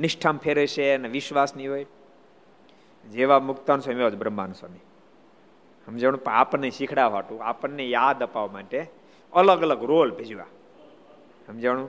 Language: Gujarati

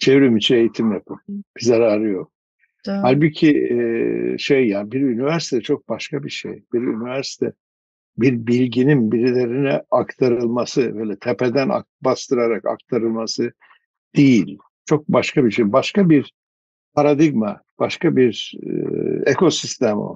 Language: Turkish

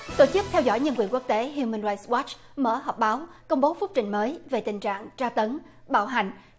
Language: Vietnamese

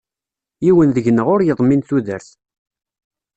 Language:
Kabyle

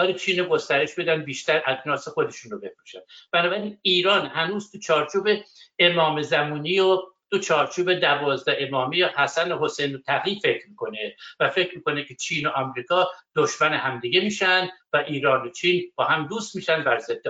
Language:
Persian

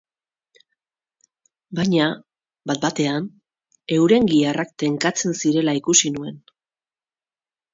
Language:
Basque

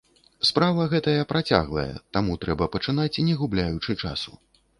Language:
Belarusian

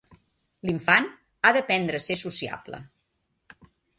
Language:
Catalan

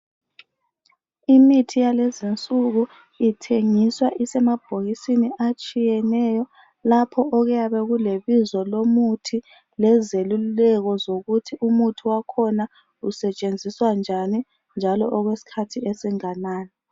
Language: North Ndebele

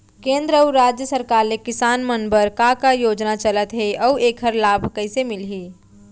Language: Chhattisgarhi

